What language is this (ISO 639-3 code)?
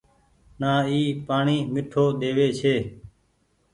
gig